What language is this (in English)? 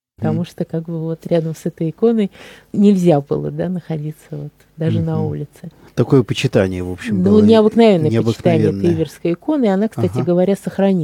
Russian